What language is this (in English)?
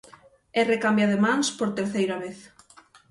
Galician